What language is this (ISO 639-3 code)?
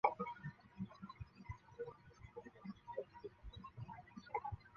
zho